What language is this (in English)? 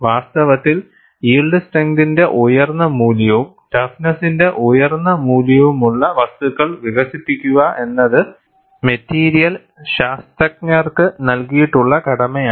Malayalam